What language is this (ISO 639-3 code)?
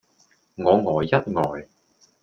yue